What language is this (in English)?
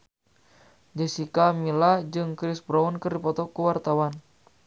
Sundanese